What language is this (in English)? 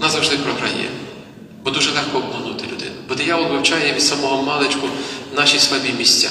Ukrainian